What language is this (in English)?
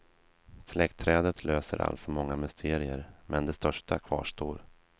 Swedish